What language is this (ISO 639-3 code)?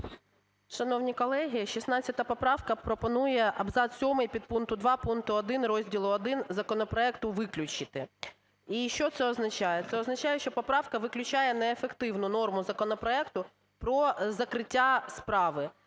ukr